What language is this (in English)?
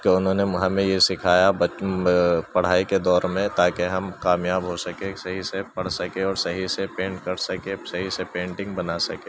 Urdu